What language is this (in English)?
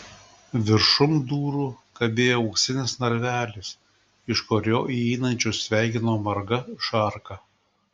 Lithuanian